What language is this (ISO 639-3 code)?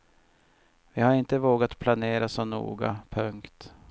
swe